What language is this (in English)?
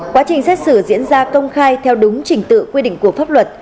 Vietnamese